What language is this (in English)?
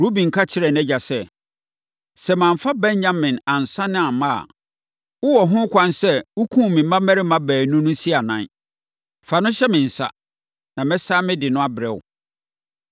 Akan